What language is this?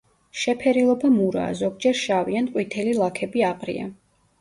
Georgian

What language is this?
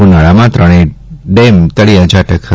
Gujarati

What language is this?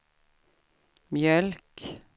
Swedish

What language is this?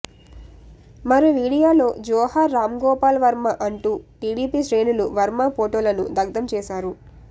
Telugu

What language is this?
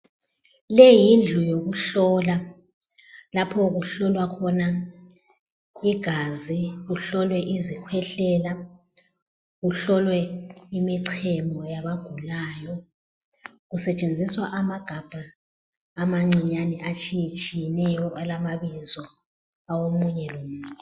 North Ndebele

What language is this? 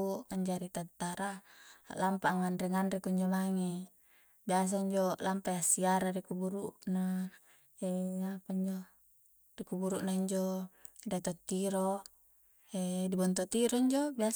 Coastal Konjo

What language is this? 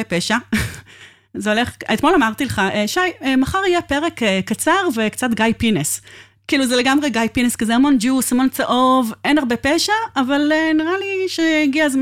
Hebrew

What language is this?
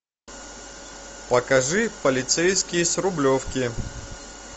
Russian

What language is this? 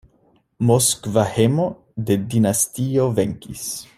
Esperanto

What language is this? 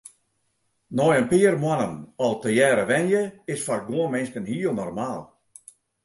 Western Frisian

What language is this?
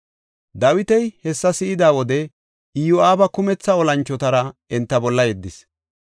Gofa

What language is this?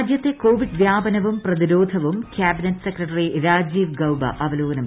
Malayalam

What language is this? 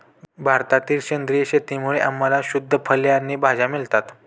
Marathi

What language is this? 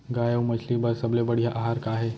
Chhattisgarhi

